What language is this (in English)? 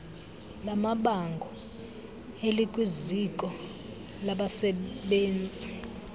Xhosa